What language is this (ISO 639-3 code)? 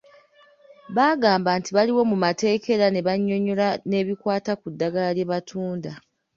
lug